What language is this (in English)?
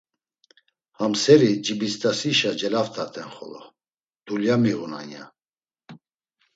Laz